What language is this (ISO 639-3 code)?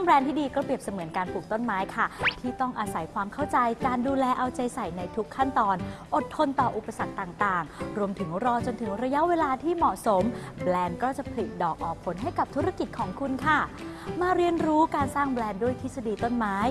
tha